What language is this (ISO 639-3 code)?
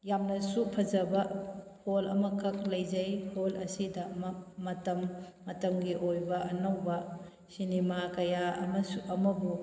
mni